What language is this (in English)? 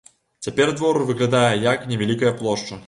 Belarusian